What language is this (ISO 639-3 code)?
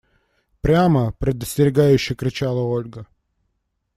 rus